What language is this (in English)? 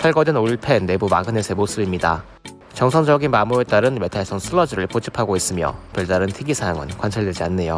Korean